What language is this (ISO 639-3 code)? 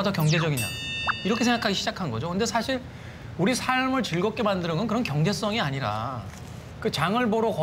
kor